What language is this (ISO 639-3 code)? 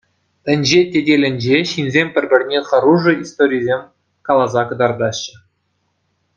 chv